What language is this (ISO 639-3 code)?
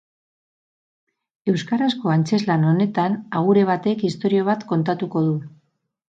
eus